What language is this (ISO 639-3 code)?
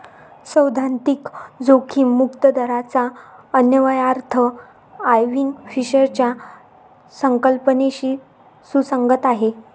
mar